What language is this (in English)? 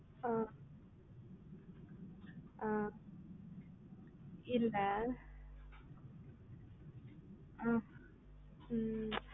Tamil